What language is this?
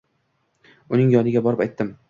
Uzbek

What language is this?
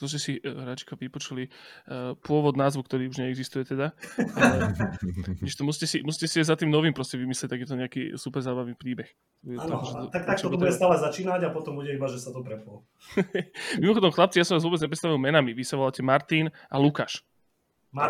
Slovak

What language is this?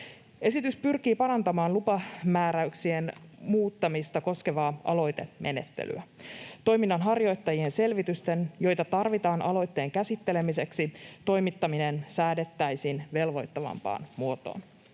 Finnish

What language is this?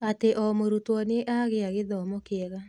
Kikuyu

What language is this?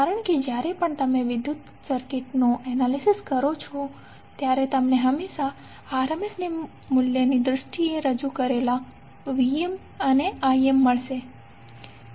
Gujarati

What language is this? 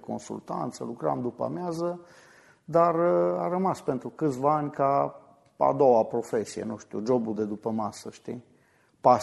Romanian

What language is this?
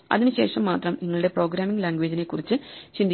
Malayalam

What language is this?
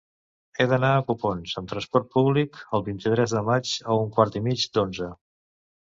Catalan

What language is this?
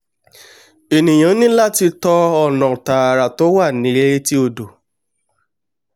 Yoruba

